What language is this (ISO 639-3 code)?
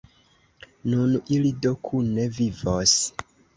epo